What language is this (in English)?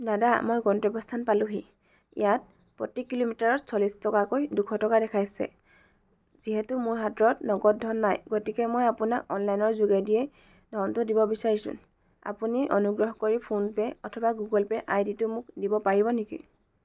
Assamese